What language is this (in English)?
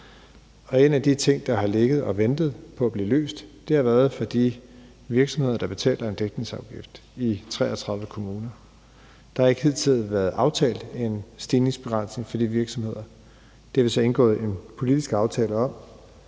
Danish